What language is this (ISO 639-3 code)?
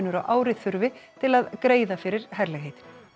isl